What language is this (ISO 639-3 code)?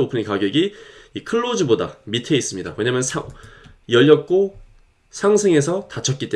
kor